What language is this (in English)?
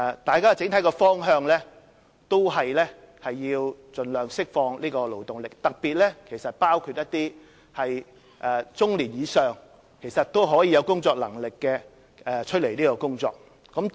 Cantonese